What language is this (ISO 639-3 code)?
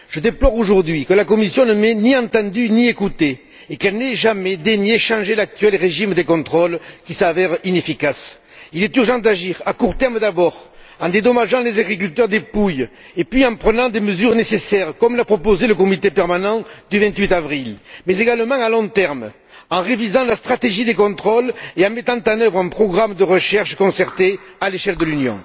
fra